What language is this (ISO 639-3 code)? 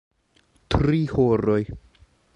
epo